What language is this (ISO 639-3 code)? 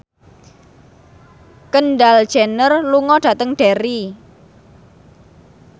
jav